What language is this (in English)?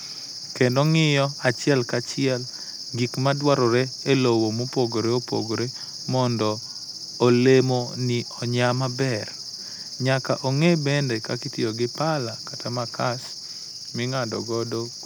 Luo (Kenya and Tanzania)